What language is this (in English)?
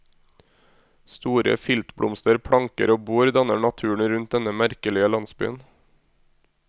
Norwegian